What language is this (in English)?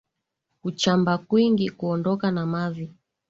Swahili